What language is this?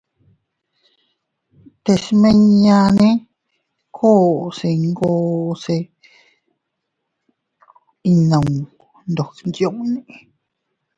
Teutila Cuicatec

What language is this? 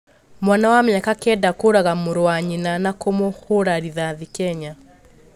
Kikuyu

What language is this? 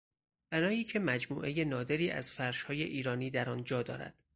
Persian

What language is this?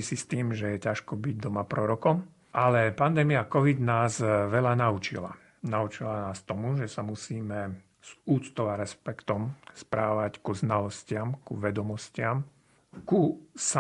Slovak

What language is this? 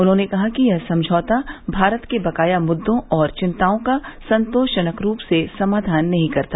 Hindi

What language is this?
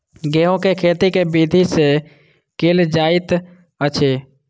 Maithili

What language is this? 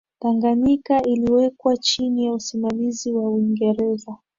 Swahili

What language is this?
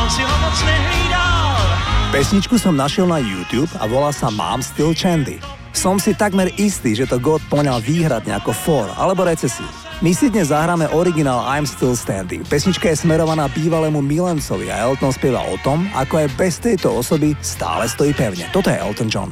Slovak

